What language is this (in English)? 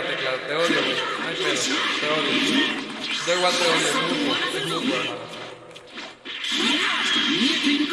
Spanish